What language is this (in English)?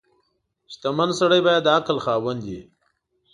Pashto